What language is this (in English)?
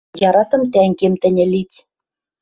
Western Mari